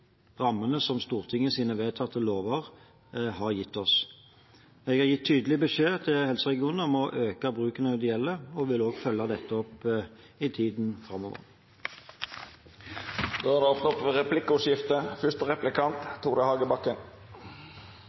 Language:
Norwegian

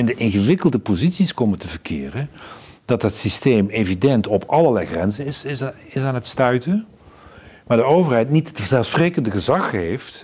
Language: Dutch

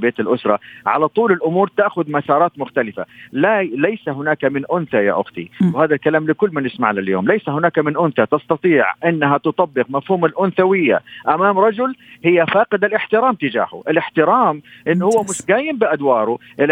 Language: Arabic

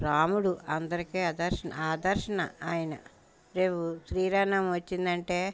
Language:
Telugu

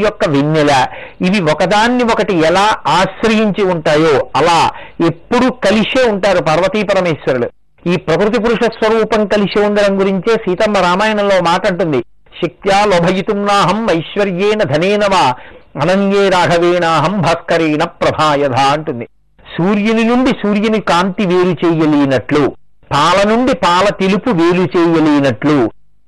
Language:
Telugu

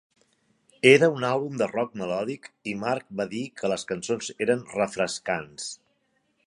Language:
Catalan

